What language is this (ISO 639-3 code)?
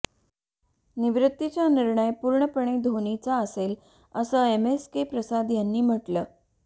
mar